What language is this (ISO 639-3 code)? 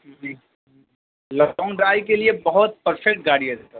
urd